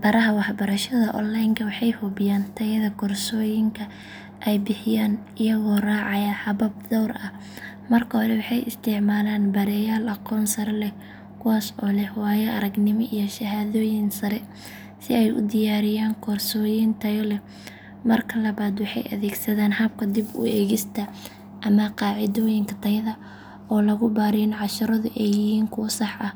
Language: Somali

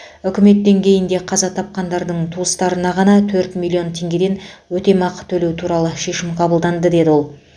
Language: Kazakh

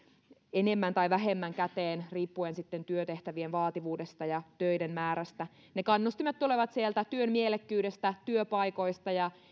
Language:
Finnish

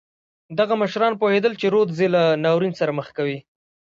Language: Pashto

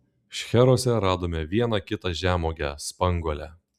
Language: Lithuanian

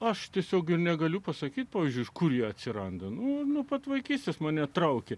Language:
Lithuanian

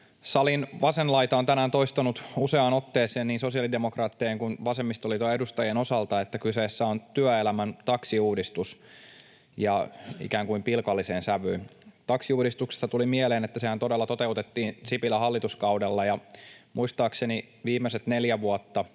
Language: Finnish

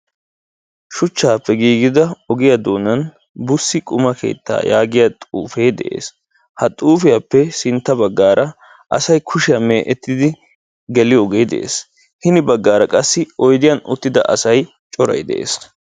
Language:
Wolaytta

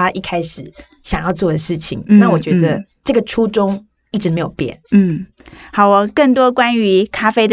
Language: Chinese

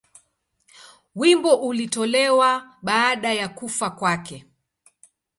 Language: Swahili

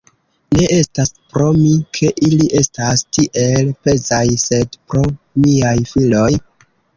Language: Esperanto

